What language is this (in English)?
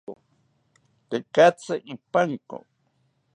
South Ucayali Ashéninka